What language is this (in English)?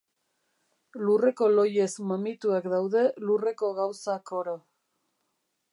Basque